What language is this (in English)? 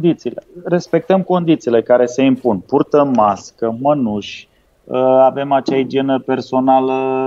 Romanian